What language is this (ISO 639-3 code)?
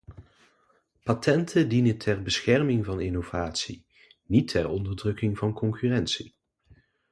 nld